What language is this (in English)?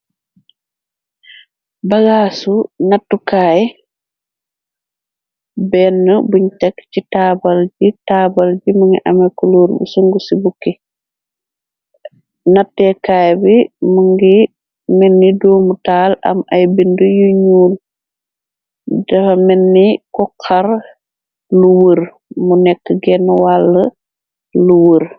Wolof